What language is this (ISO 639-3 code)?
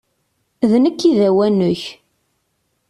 kab